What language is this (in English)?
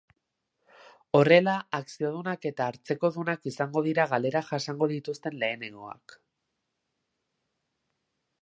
Basque